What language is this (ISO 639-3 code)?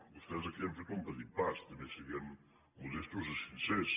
cat